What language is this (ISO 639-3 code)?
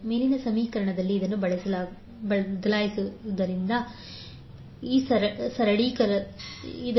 kan